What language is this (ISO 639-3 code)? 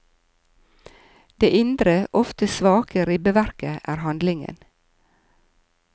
nor